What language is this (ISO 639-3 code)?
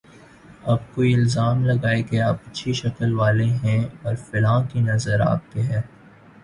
urd